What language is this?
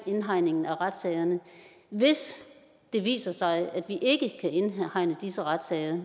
Danish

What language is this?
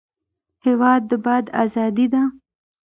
Pashto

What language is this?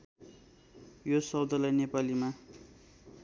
Nepali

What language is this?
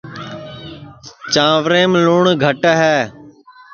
Sansi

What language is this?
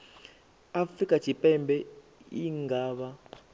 Venda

